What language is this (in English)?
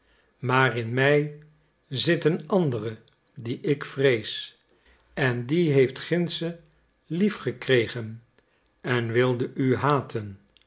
Dutch